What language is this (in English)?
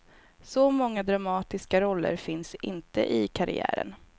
Swedish